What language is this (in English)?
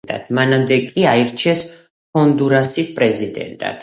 Georgian